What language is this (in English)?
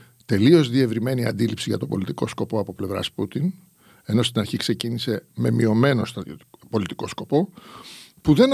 Greek